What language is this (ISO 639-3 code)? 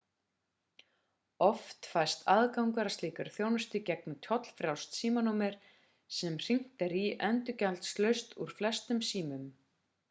isl